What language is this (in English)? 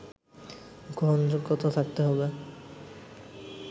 Bangla